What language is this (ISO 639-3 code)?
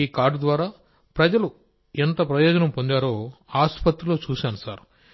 tel